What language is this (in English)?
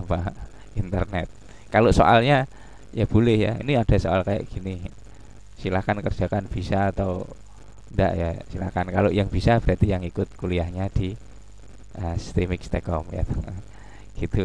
Indonesian